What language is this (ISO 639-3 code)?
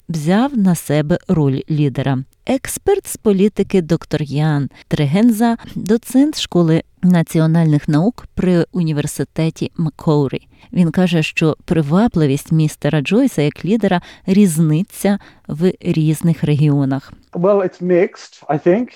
ukr